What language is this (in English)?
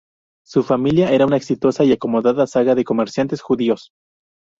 Spanish